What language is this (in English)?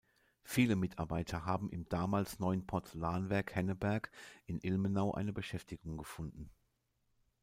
German